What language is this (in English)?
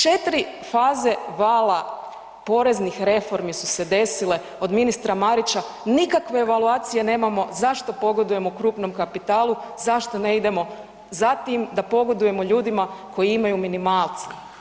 Croatian